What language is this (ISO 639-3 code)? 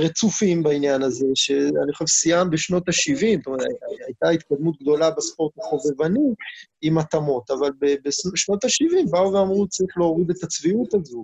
heb